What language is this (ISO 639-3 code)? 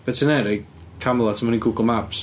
cym